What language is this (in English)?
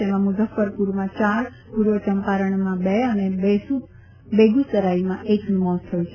Gujarati